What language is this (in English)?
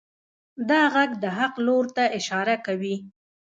Pashto